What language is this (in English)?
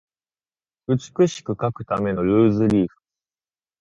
Japanese